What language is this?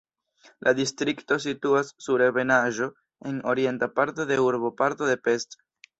Esperanto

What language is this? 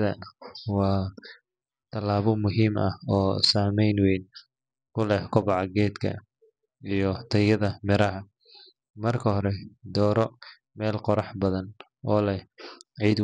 Somali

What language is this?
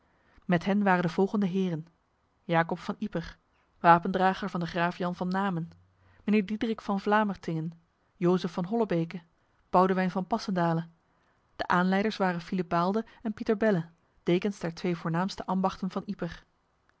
Dutch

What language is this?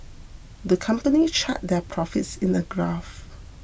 English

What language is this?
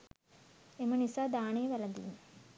Sinhala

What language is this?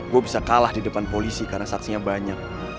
Indonesian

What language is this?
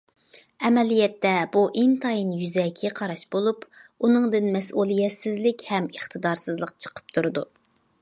Uyghur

